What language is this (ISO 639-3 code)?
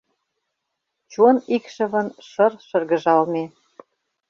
chm